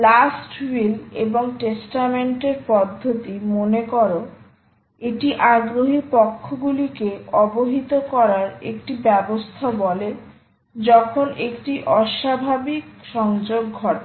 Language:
Bangla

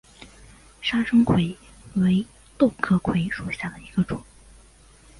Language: Chinese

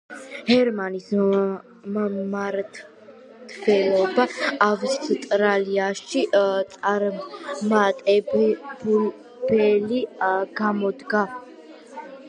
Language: Georgian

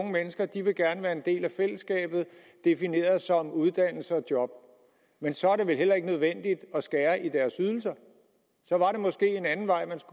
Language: Danish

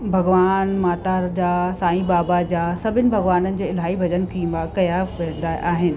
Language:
Sindhi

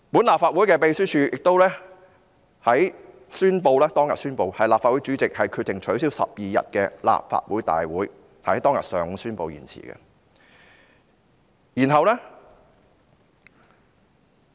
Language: Cantonese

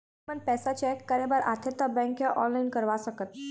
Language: Chhattisgarhi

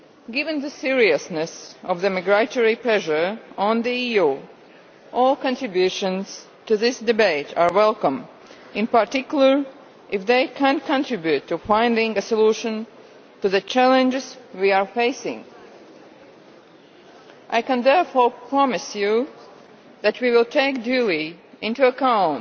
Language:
English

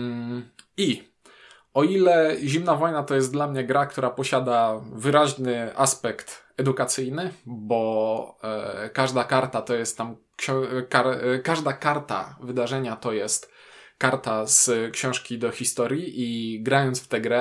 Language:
Polish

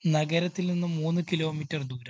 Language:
Malayalam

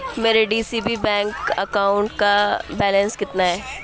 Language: Urdu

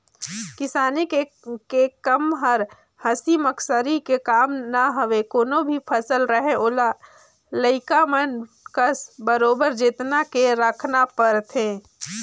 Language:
Chhattisgarhi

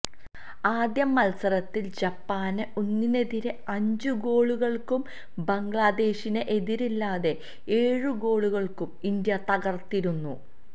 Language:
Malayalam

